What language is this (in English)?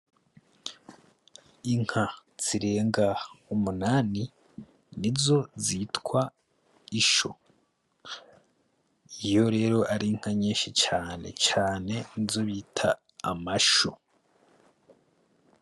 Rundi